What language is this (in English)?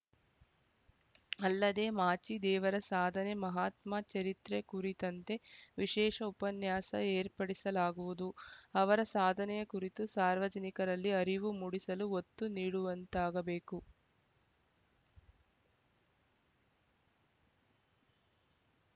Kannada